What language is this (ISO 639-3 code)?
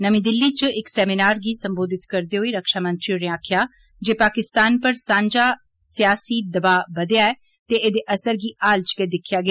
doi